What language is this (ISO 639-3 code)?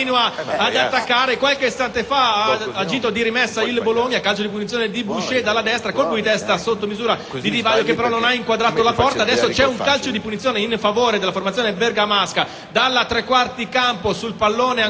ita